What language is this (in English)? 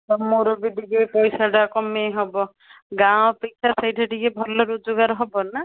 Odia